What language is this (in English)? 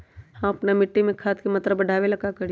Magahi